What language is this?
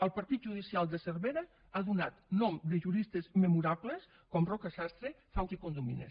Catalan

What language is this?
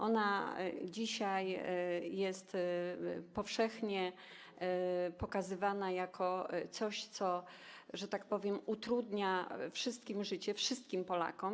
Polish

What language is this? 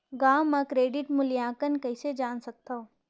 Chhattisgarhi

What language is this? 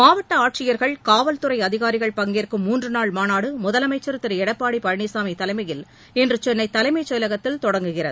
Tamil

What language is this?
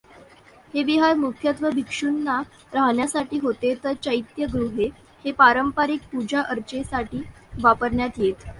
Marathi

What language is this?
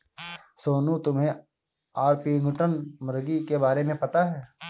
Hindi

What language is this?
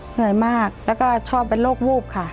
Thai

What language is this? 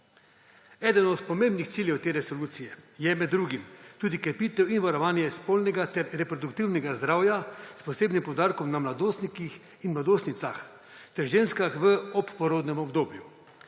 Slovenian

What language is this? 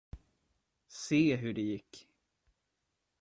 Swedish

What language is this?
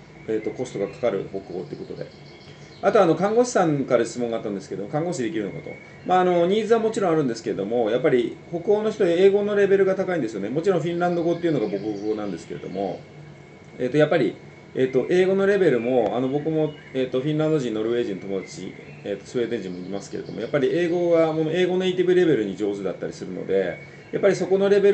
Japanese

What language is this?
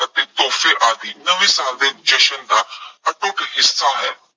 Punjabi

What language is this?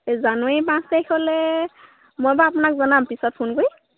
Assamese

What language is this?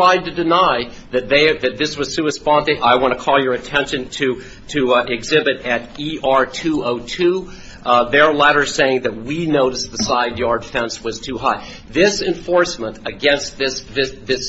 English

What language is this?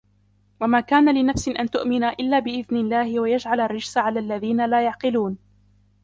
Arabic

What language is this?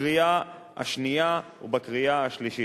Hebrew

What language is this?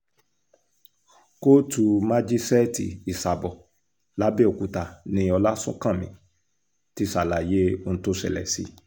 Yoruba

